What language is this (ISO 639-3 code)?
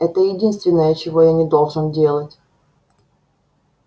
rus